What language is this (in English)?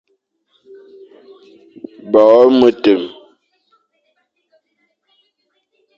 Fang